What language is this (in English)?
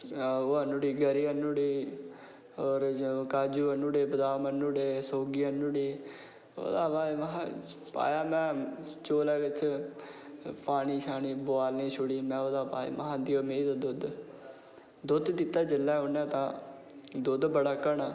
Dogri